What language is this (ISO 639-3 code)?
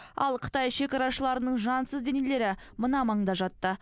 kaz